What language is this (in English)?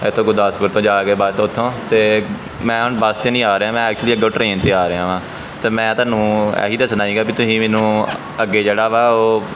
Punjabi